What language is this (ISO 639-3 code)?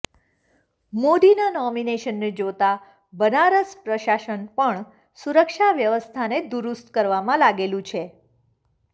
guj